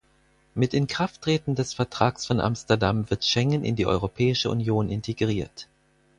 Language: German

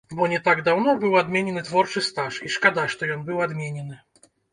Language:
Belarusian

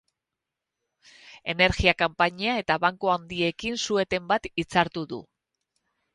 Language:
Basque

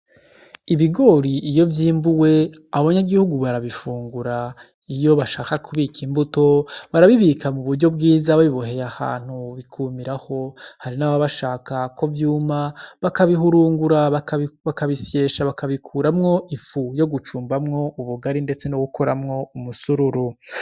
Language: Rundi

